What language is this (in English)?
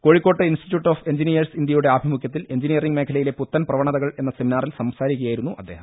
Malayalam